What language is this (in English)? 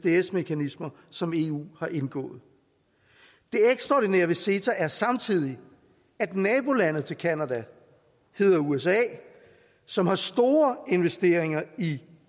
Danish